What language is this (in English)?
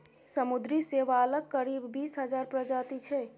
Maithili